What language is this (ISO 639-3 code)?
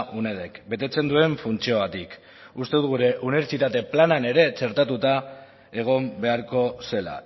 eus